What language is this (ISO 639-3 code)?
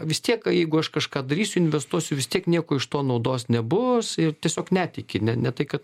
lit